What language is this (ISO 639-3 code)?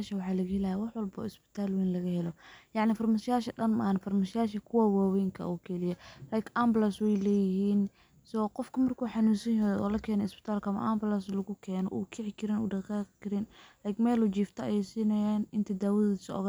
som